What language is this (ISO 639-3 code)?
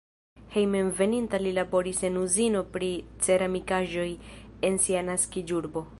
epo